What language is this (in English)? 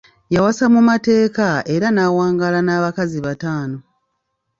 Ganda